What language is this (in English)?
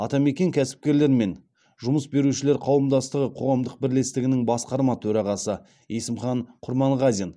Kazakh